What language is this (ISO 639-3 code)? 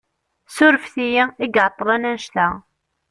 kab